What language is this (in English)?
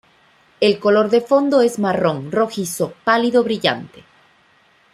Spanish